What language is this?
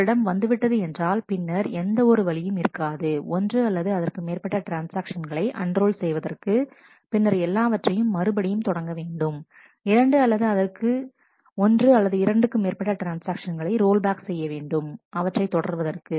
Tamil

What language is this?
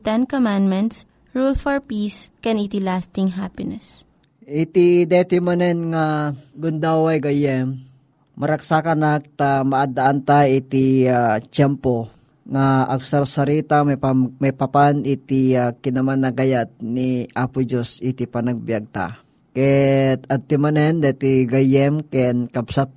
Filipino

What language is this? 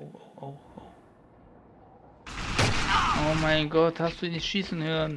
German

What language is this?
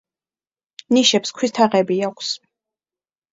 Georgian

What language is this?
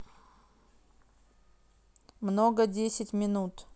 Russian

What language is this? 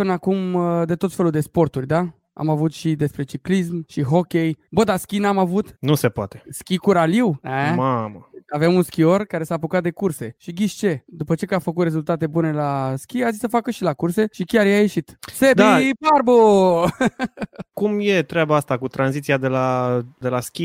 Romanian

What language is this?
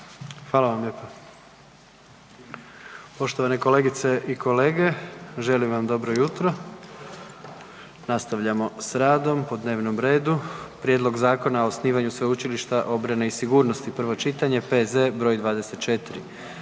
Croatian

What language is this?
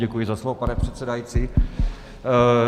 Czech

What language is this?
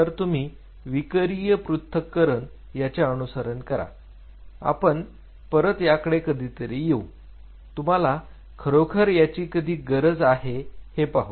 Marathi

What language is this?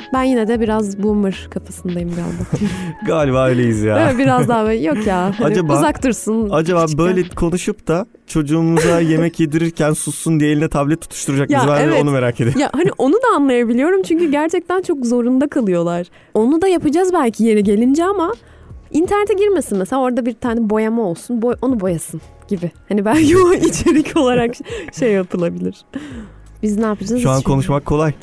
Turkish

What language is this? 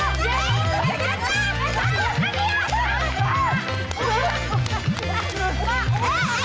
Indonesian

